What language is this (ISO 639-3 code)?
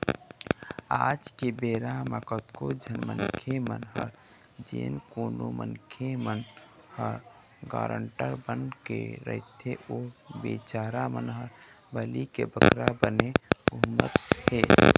hne